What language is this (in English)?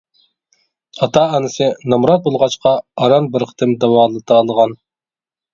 Uyghur